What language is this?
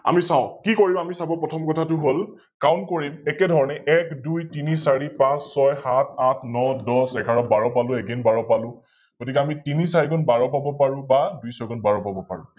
Assamese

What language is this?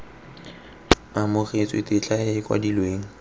Tswana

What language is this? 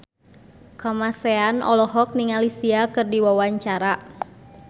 Sundanese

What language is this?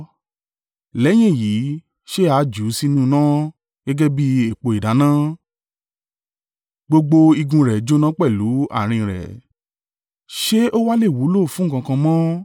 Yoruba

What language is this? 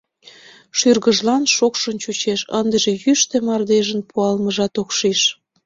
Mari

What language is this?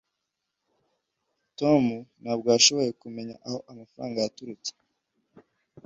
Kinyarwanda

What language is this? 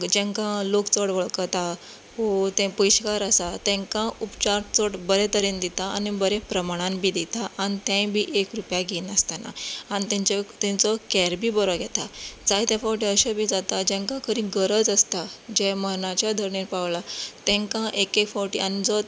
Konkani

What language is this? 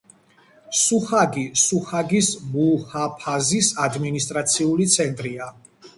Georgian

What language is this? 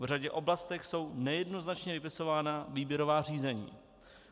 Czech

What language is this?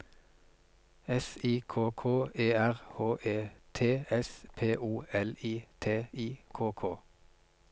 Norwegian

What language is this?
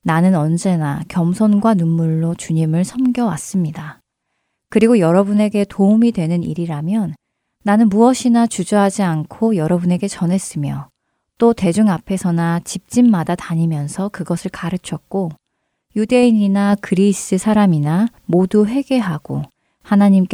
Korean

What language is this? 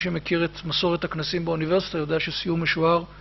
Hebrew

